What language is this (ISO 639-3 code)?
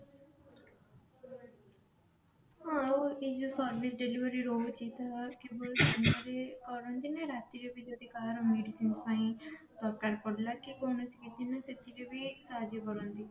ori